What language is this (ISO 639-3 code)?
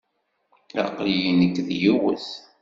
kab